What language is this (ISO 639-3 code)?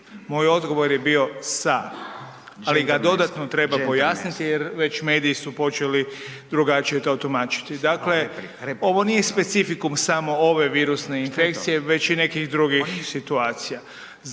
hrv